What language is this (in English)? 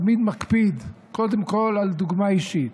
Hebrew